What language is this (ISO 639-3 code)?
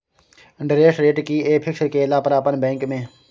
mai